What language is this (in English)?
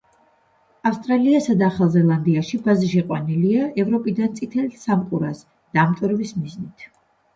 Georgian